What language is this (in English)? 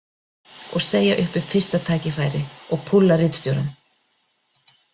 Icelandic